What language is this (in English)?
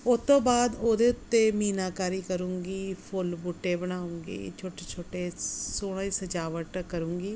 Punjabi